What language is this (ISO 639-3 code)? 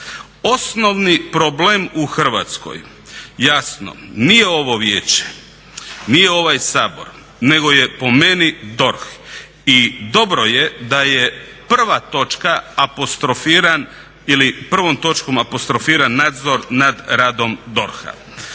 hrv